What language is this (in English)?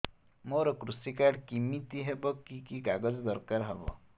Odia